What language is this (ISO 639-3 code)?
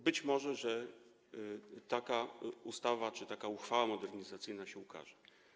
pol